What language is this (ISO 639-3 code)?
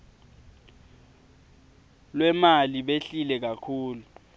ssw